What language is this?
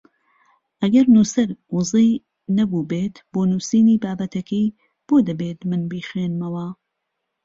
Central Kurdish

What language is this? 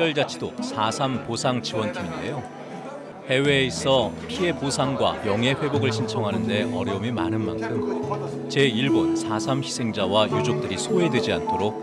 Korean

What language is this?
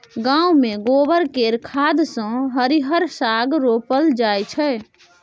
Maithili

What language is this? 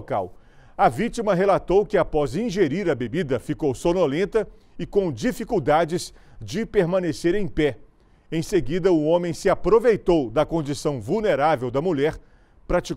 Portuguese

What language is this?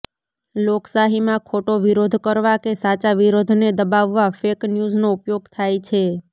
Gujarati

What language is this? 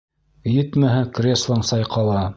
Bashkir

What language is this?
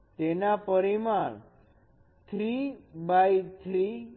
Gujarati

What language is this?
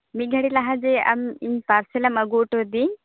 Santali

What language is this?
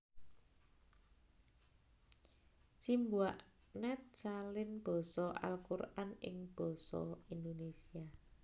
Javanese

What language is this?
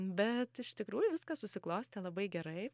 Lithuanian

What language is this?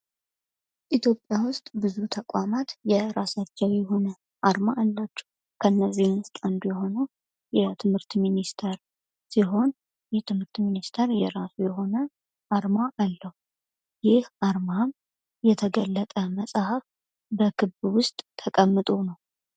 Amharic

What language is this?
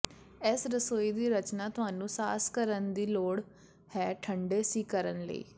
Punjabi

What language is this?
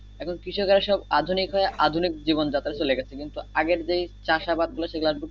Bangla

